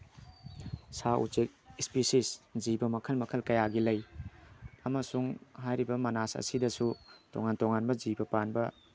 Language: Manipuri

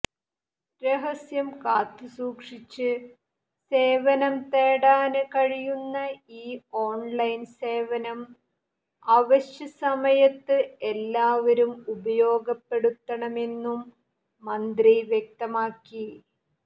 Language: Malayalam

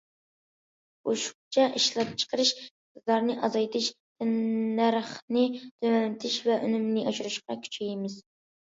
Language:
Uyghur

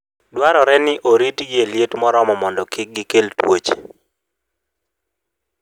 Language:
Luo (Kenya and Tanzania)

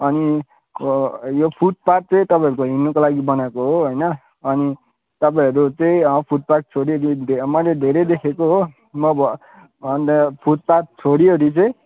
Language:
Nepali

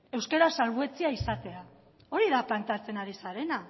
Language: Basque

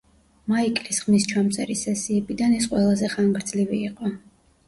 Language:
Georgian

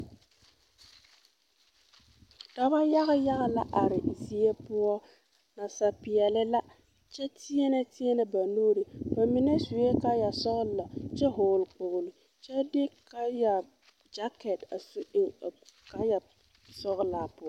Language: Southern Dagaare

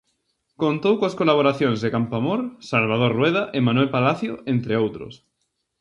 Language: Galician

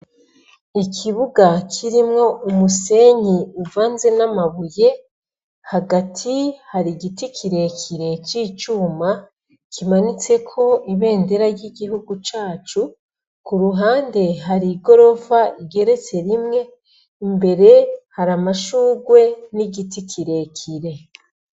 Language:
Rundi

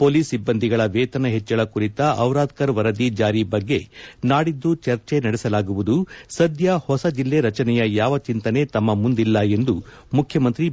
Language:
Kannada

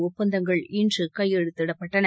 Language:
Tamil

